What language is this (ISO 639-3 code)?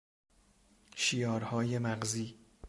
fas